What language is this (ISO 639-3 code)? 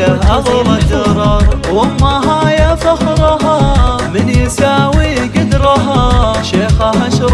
ara